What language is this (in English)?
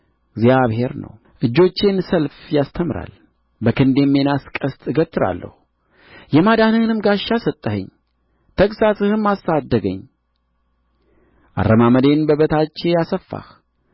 Amharic